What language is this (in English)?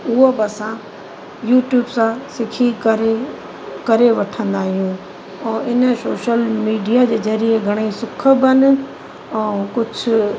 Sindhi